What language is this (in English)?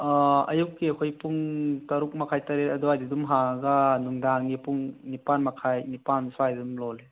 Manipuri